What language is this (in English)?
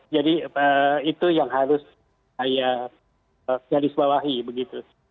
Indonesian